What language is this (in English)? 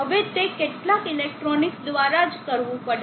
Gujarati